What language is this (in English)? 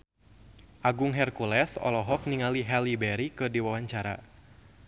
Sundanese